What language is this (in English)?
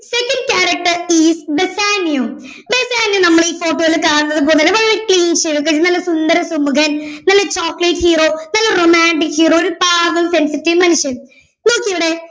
Malayalam